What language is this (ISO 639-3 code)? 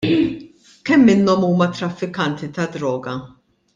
mlt